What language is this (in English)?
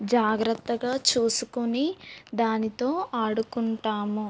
Telugu